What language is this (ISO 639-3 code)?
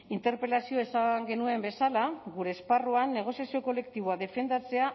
eus